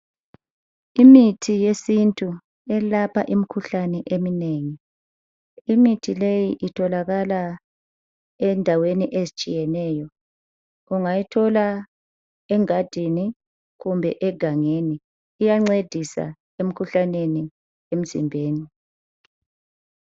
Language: North Ndebele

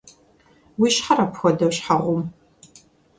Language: Kabardian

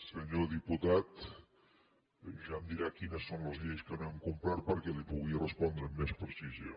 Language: Catalan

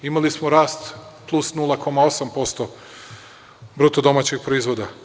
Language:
Serbian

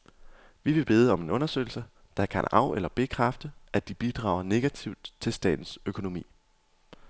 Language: Danish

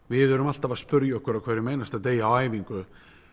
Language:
Icelandic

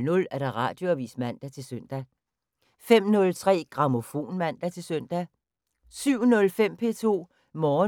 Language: Danish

